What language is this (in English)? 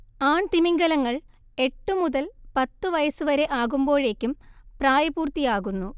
Malayalam